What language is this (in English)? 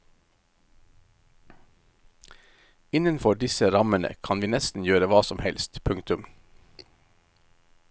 Norwegian